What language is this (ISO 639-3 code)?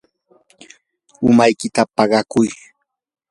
qur